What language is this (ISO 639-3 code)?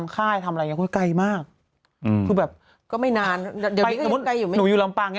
tha